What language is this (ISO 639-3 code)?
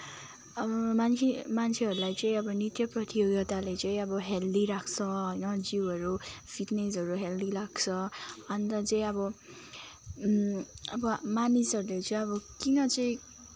nep